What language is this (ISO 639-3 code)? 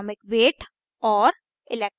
hin